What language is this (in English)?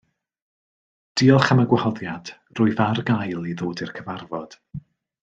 Welsh